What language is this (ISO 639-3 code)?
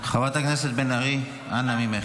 heb